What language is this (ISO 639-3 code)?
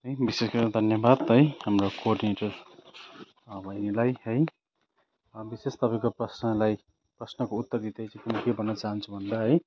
nep